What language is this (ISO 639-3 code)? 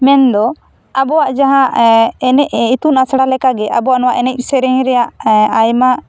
sat